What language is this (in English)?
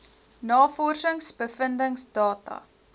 Afrikaans